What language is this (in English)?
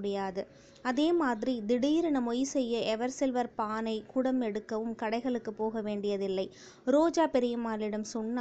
Tamil